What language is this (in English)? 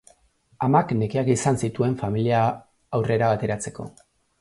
Basque